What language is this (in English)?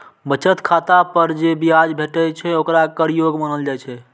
Maithili